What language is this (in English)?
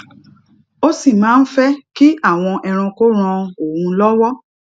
Yoruba